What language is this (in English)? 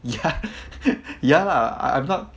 English